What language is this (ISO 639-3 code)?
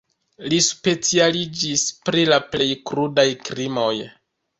epo